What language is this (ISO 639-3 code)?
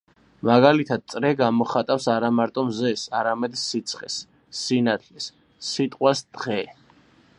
kat